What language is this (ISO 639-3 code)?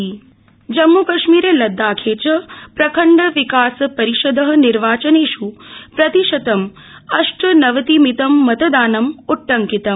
san